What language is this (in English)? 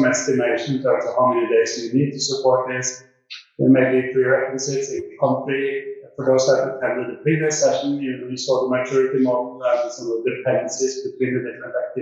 English